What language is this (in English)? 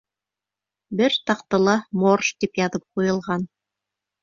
Bashkir